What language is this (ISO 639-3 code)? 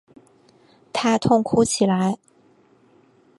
zho